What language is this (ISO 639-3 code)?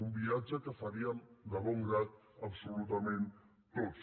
cat